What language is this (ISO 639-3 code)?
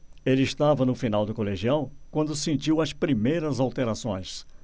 por